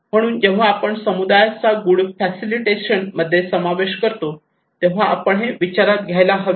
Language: Marathi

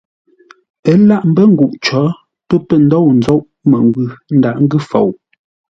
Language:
Ngombale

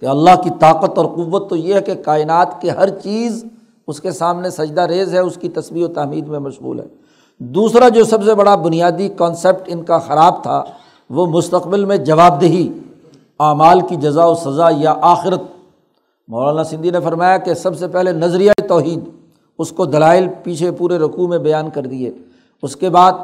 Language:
Urdu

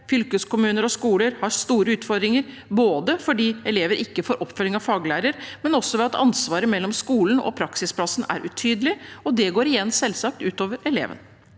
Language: Norwegian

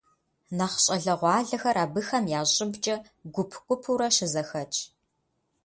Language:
Kabardian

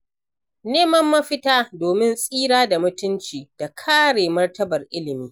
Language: Hausa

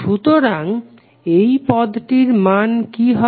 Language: Bangla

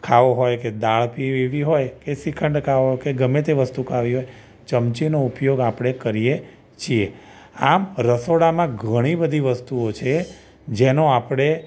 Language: Gujarati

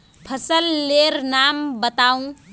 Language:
Magahi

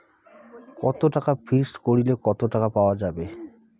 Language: Bangla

